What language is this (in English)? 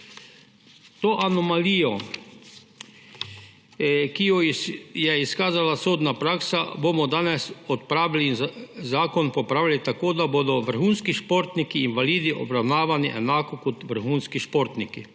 Slovenian